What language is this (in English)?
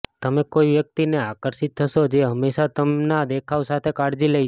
Gujarati